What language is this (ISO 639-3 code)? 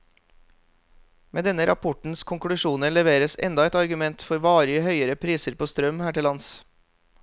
nor